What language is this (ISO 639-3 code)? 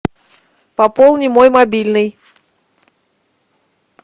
rus